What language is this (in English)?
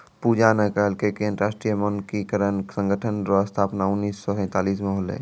Maithili